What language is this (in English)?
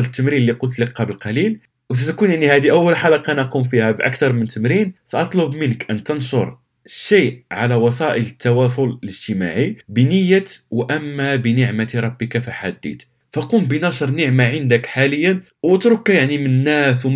Arabic